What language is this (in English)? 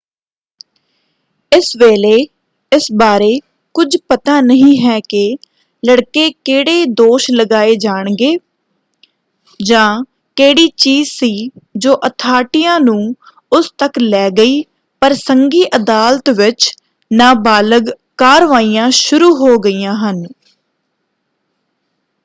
Punjabi